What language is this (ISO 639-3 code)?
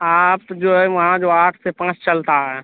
urd